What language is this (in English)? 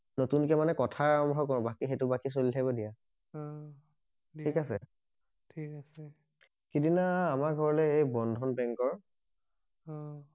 Assamese